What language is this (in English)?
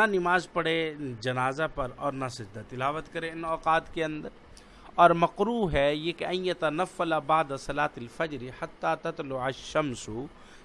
Urdu